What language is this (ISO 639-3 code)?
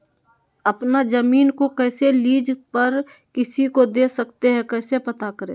mag